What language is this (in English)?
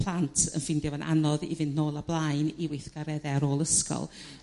Welsh